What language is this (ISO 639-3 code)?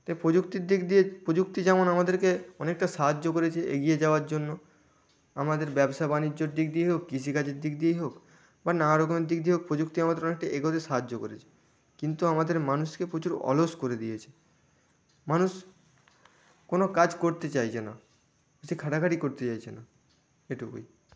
ben